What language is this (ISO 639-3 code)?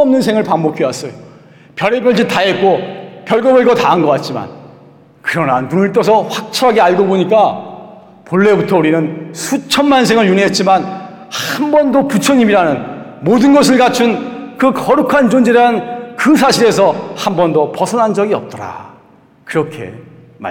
kor